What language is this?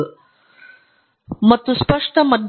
Kannada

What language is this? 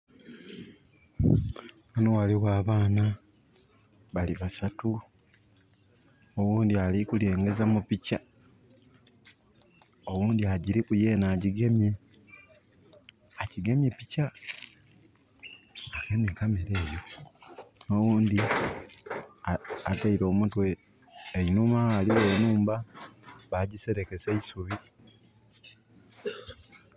Soga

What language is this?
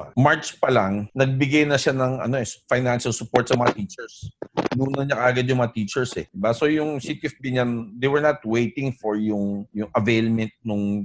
Filipino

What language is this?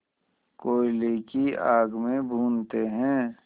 Hindi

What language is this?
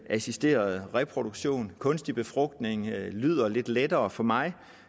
Danish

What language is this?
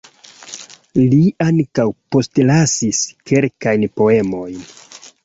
Esperanto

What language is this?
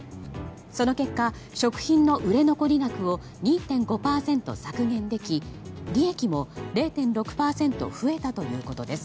Japanese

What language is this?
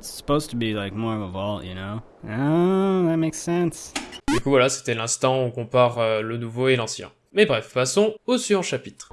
French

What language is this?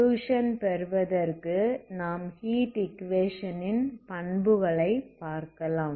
Tamil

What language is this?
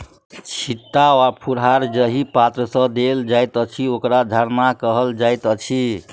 Maithili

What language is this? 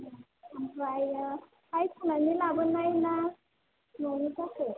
Bodo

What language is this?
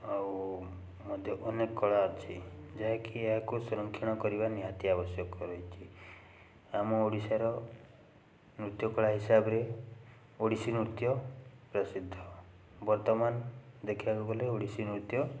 Odia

